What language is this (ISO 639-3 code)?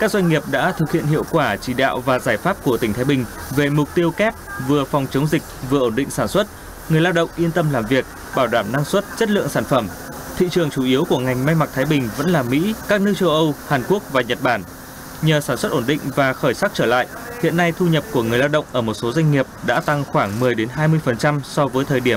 vie